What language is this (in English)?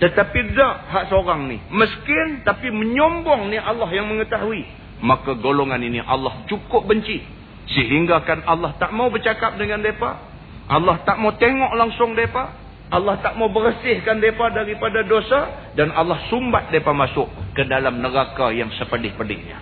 Malay